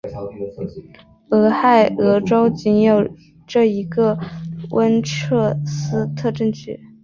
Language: Chinese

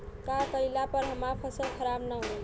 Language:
Bhojpuri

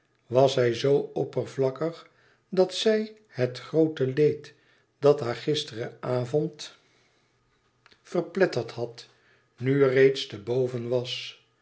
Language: Dutch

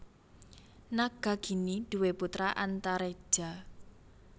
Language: Javanese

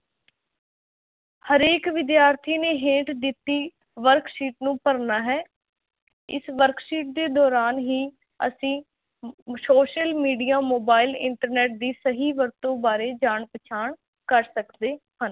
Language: Punjabi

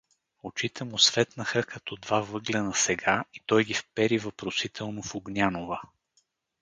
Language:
Bulgarian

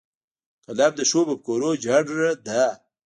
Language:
Pashto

